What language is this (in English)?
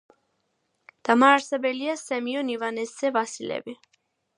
Georgian